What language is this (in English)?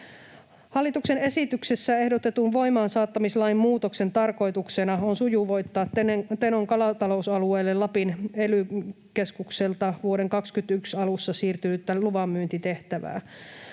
Finnish